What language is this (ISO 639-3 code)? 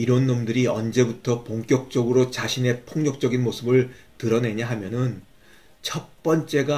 kor